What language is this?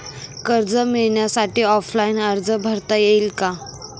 Marathi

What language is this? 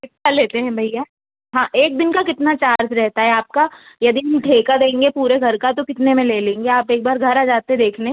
Hindi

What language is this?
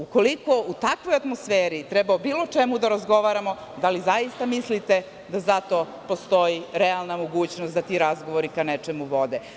Serbian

